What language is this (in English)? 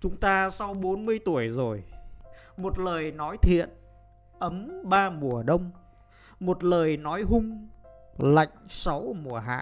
Vietnamese